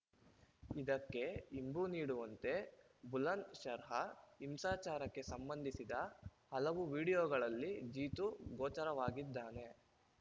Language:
Kannada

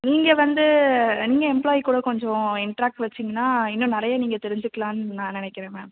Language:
Tamil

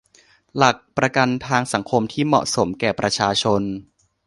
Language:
Thai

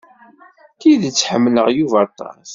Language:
Kabyle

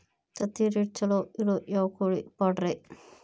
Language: Kannada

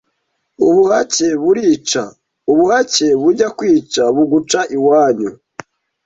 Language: Kinyarwanda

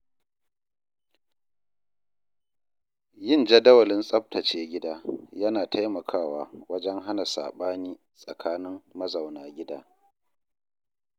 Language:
Hausa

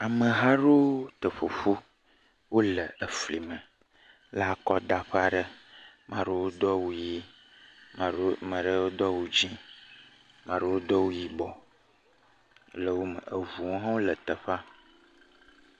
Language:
Ewe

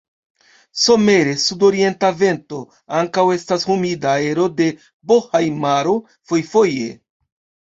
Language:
Esperanto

